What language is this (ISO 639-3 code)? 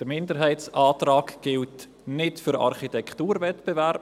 gsw